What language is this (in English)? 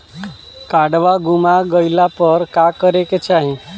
Bhojpuri